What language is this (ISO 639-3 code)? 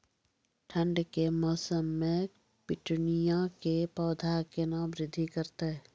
mai